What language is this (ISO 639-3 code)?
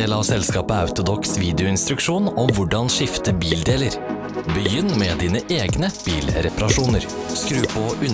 nor